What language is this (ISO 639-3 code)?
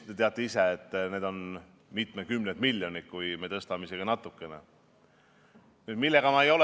est